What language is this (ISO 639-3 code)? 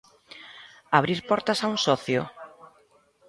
glg